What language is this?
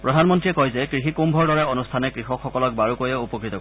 Assamese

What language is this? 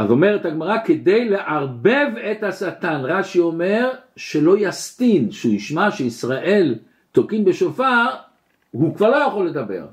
Hebrew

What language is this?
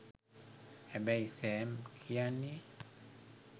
Sinhala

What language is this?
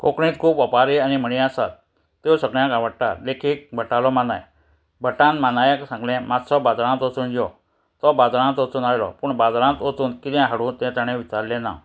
Konkani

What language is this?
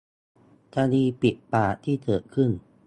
Thai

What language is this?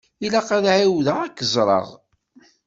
Kabyle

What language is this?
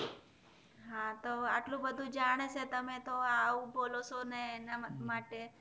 Gujarati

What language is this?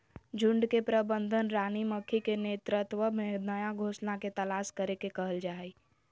Magahi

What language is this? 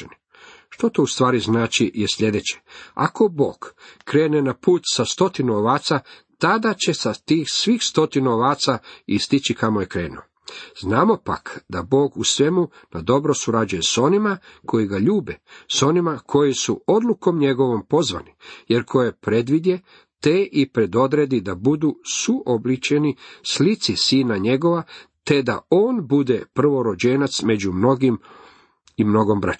Croatian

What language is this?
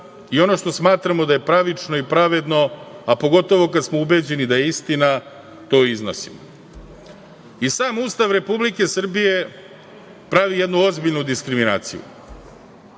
Serbian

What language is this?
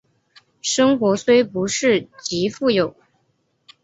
Chinese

